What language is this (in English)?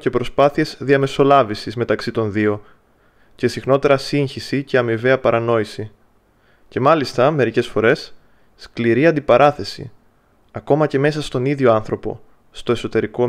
Greek